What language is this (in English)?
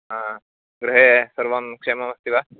Sanskrit